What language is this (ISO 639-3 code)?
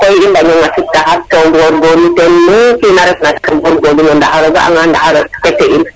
srr